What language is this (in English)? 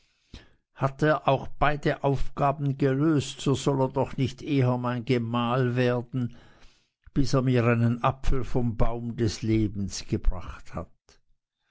German